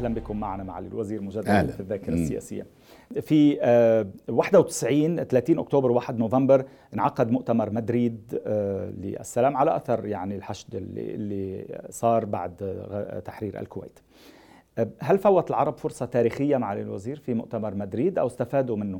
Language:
Arabic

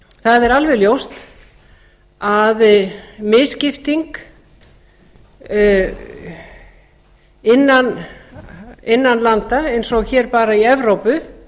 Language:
Icelandic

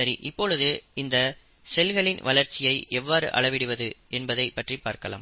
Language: Tamil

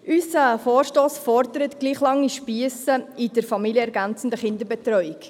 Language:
Swiss German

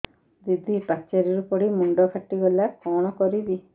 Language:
Odia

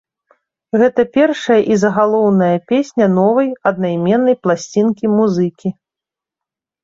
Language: Belarusian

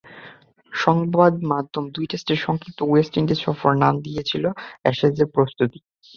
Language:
Bangla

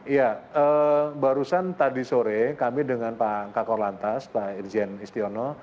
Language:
Indonesian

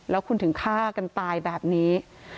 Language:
Thai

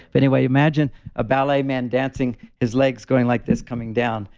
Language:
English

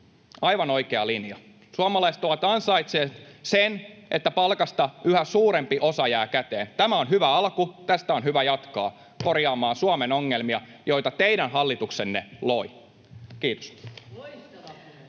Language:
Finnish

